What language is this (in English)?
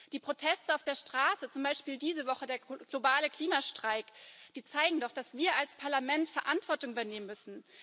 German